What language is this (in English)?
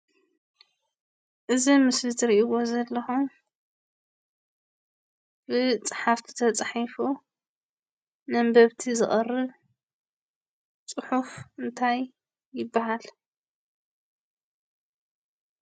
Tigrinya